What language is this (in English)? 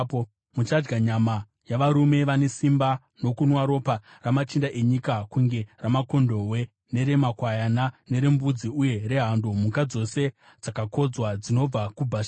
Shona